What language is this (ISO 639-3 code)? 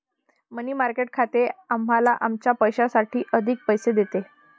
mar